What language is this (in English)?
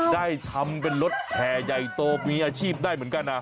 Thai